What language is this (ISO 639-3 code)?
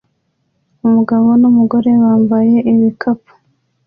kin